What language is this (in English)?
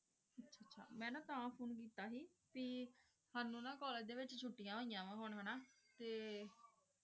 Punjabi